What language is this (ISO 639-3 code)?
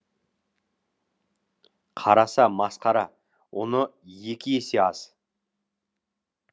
kaz